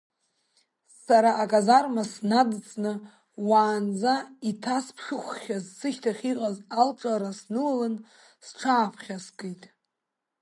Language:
Abkhazian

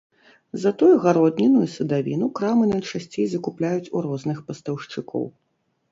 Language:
Belarusian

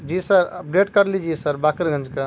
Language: Urdu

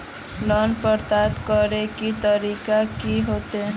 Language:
Magahi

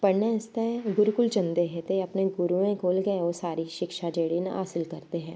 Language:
Dogri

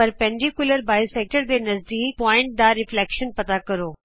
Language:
Punjabi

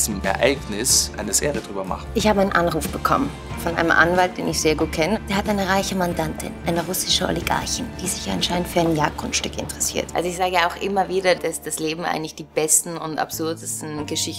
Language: German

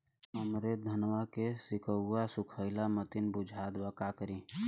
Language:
Bhojpuri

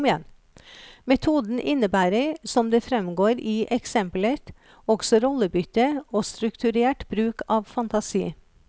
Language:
Norwegian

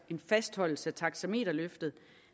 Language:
Danish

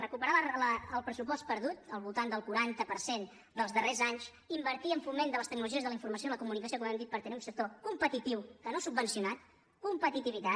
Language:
Catalan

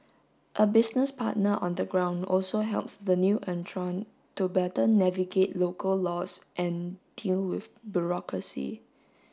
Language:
English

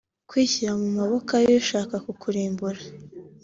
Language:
Kinyarwanda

